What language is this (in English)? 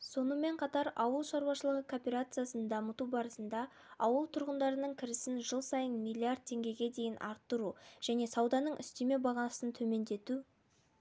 Kazakh